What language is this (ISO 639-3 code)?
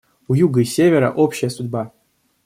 rus